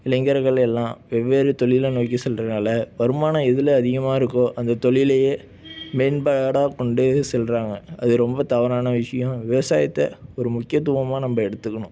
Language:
Tamil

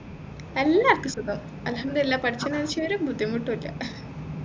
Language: Malayalam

